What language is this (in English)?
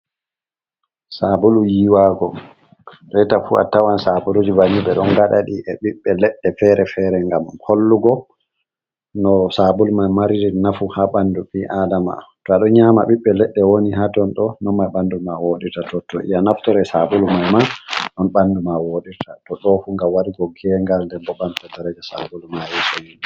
Fula